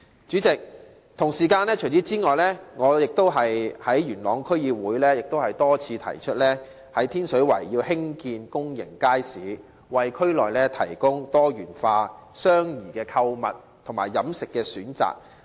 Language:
Cantonese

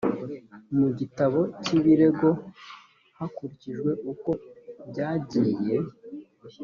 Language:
Kinyarwanda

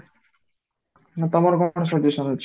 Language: Odia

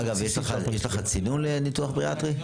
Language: Hebrew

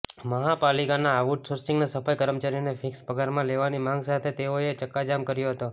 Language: Gujarati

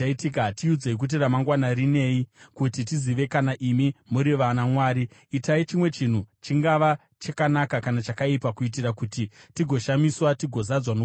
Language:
Shona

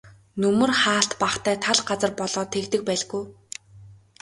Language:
Mongolian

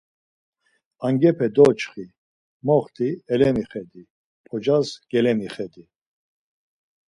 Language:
Laz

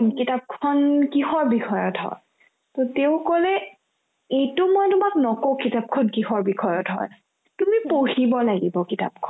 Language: Assamese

